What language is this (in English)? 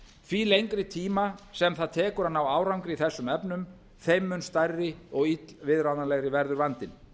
Icelandic